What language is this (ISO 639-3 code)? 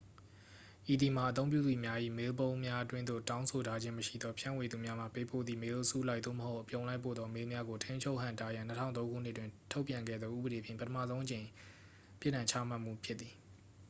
mya